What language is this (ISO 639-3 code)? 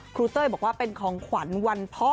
tha